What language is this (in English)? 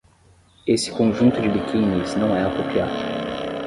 Portuguese